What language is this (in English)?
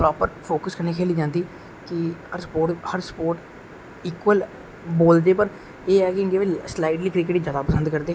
Dogri